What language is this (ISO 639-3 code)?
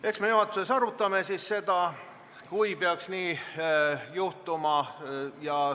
est